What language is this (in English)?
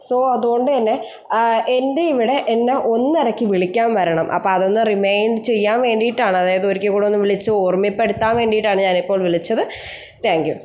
Malayalam